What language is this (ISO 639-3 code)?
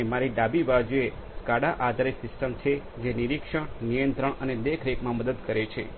guj